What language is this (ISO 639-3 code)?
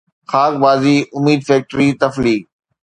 snd